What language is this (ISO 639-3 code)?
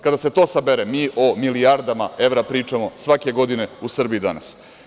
srp